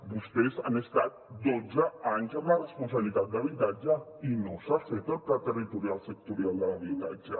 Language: Catalan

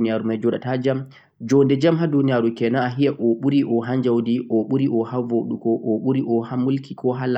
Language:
Central-Eastern Niger Fulfulde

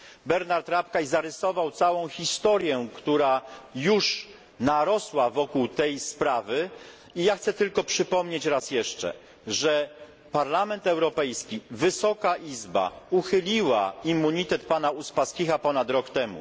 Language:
Polish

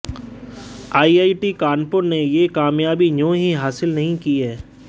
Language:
Hindi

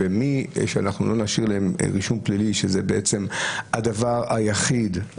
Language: Hebrew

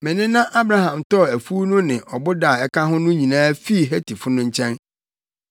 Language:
Akan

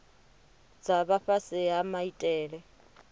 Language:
Venda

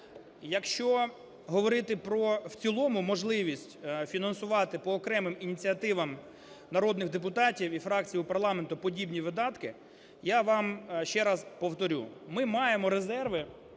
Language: Ukrainian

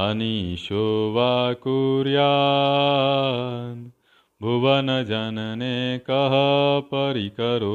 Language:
Hindi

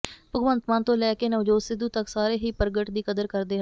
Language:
Punjabi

